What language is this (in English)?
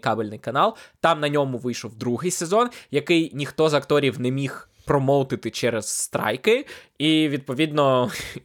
Ukrainian